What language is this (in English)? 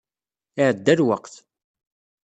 Kabyle